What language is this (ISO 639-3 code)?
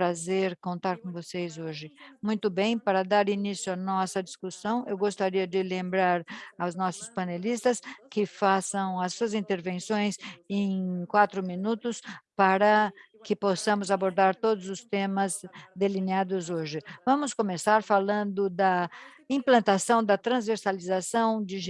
por